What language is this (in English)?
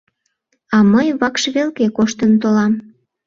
Mari